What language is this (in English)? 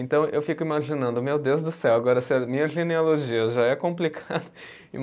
Portuguese